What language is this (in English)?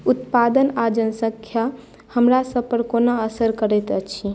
Maithili